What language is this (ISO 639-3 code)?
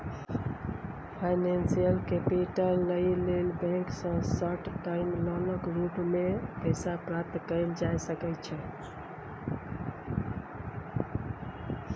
mai